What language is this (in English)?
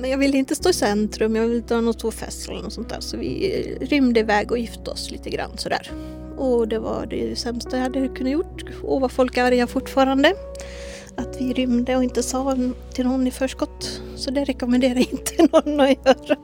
Swedish